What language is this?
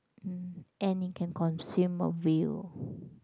English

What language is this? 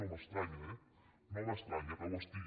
Catalan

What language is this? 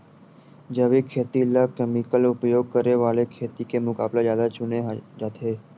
Chhattisgarhi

